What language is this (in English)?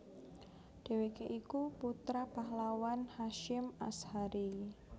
Javanese